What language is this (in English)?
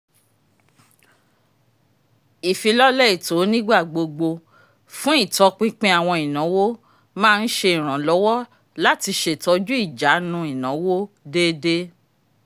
Yoruba